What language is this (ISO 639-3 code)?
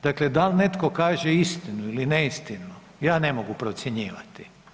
hrv